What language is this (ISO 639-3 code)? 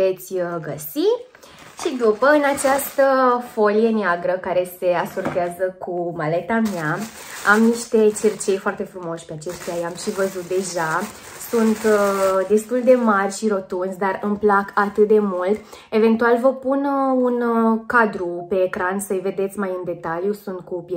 ron